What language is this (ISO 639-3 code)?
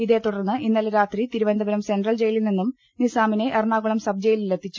mal